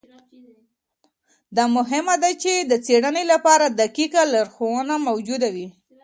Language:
Pashto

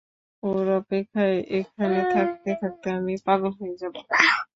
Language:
Bangla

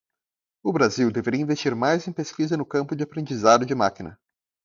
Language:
Portuguese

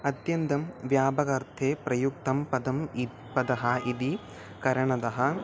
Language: Sanskrit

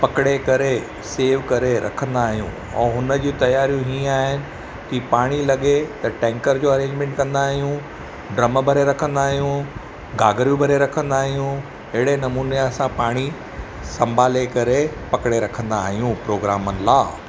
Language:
Sindhi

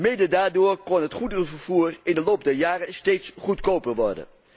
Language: Dutch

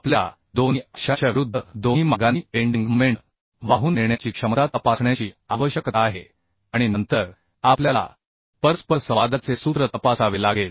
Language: Marathi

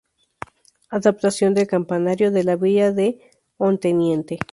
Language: Spanish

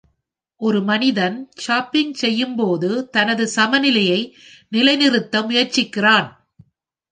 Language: Tamil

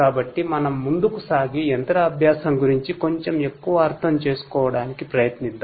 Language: Telugu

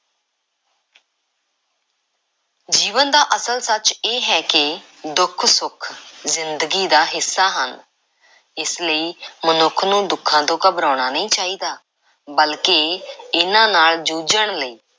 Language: Punjabi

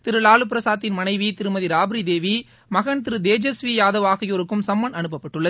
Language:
Tamil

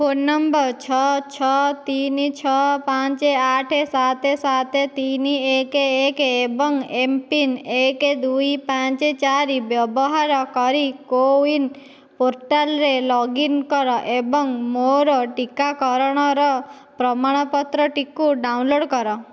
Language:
Odia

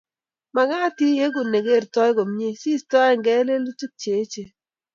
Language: Kalenjin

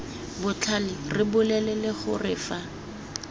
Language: Tswana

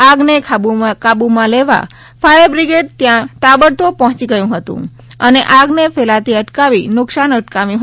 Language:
Gujarati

